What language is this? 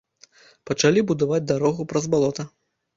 Belarusian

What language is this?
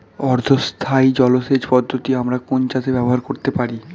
Bangla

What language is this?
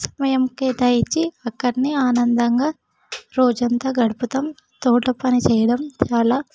Telugu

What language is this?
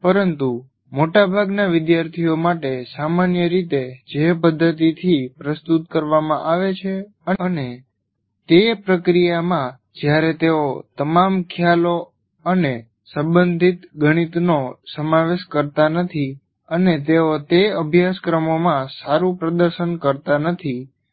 Gujarati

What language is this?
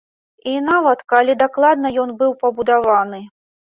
Belarusian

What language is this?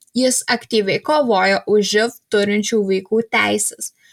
Lithuanian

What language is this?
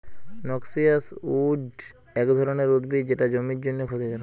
Bangla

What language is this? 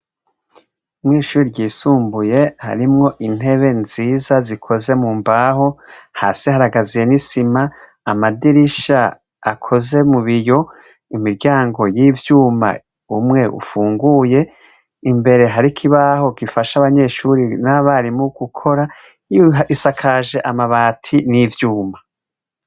Rundi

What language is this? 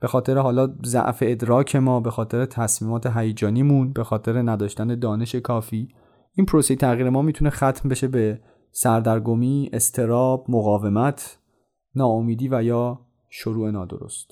Persian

